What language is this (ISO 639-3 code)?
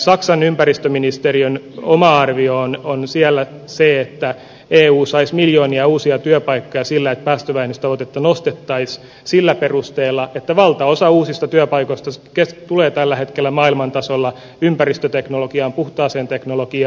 fin